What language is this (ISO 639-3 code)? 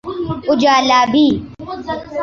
urd